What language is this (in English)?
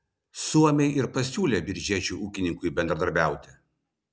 Lithuanian